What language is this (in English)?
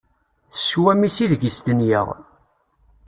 Kabyle